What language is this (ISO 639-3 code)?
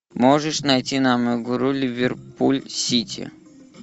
rus